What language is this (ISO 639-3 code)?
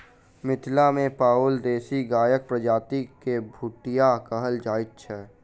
mai